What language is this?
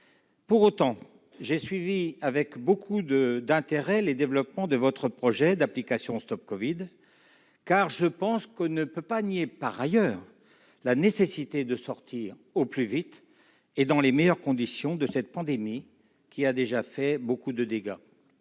French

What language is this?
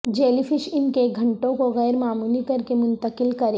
Urdu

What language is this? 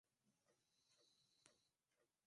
Swahili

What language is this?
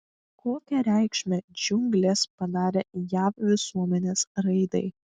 Lithuanian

